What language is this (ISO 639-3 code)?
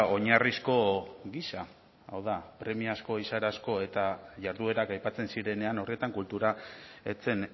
eus